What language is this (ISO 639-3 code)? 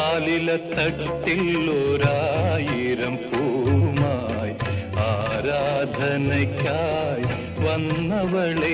ron